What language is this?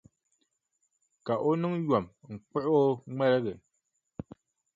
Dagbani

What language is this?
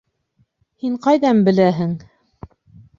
Bashkir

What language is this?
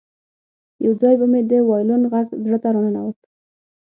Pashto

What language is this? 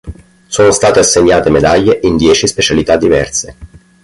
Italian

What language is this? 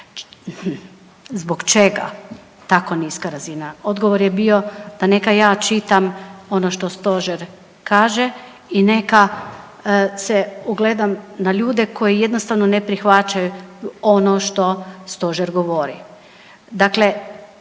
Croatian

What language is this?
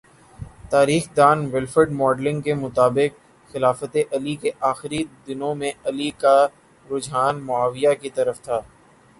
Urdu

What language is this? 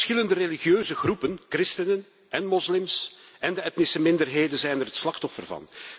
Dutch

